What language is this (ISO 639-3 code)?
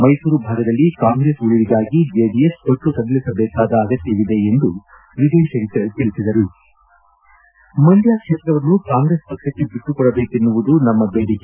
kan